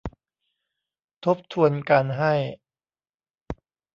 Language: Thai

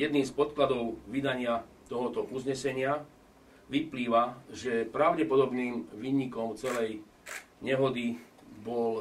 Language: Slovak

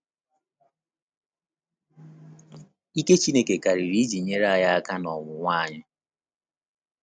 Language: Igbo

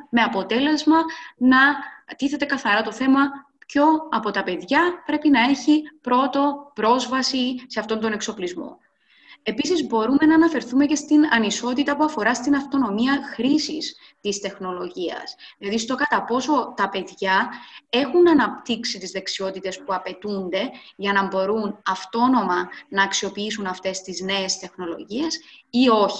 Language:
Greek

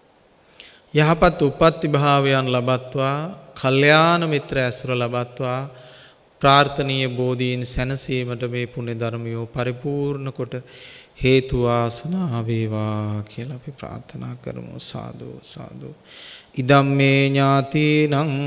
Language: Indonesian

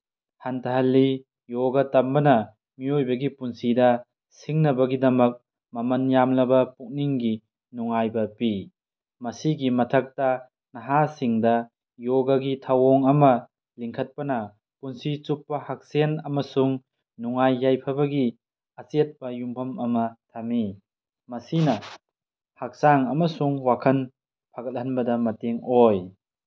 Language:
Manipuri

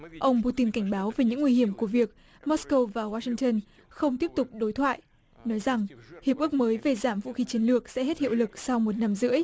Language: Vietnamese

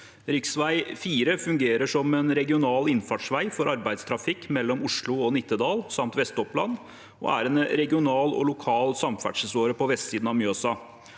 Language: Norwegian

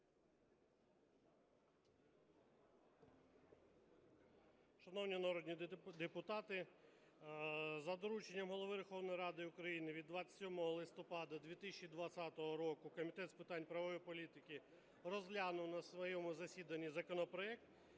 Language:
Ukrainian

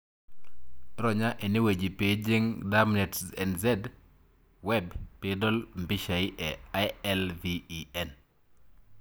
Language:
Masai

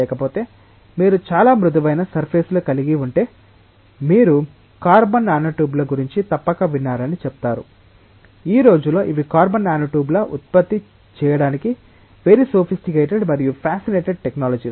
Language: Telugu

